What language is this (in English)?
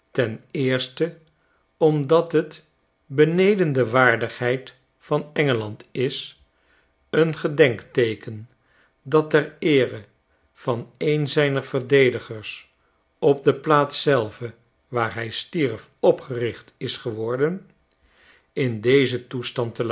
Dutch